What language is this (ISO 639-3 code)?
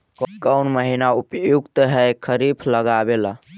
mag